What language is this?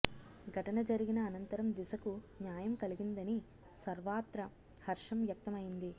Telugu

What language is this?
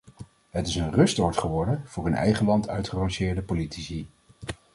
Dutch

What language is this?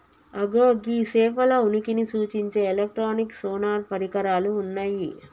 Telugu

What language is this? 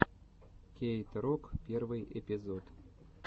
Russian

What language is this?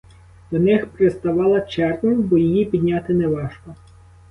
Ukrainian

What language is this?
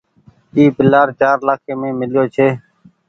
Goaria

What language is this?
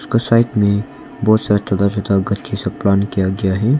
Hindi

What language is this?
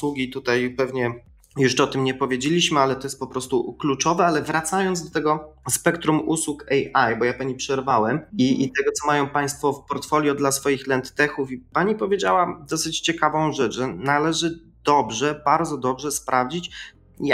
Polish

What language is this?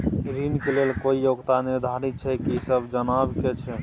Maithili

